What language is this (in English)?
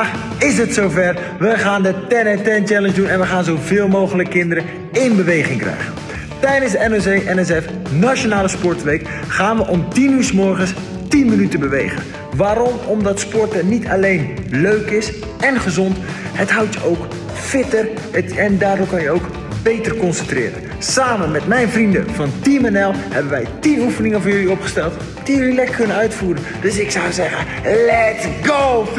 Dutch